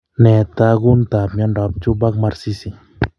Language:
Kalenjin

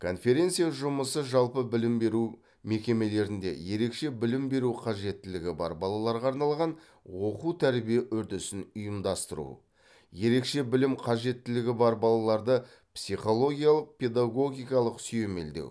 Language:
Kazakh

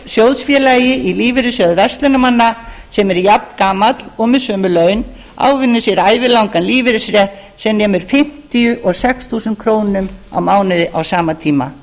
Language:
Icelandic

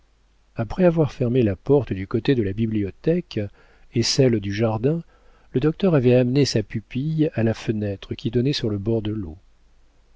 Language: French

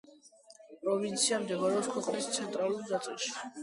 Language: Georgian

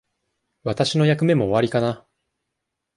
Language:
Japanese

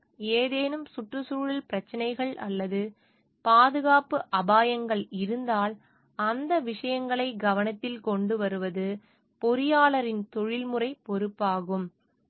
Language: Tamil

